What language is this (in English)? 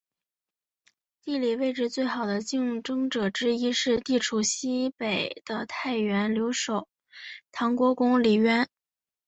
Chinese